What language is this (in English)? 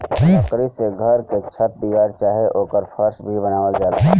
Bhojpuri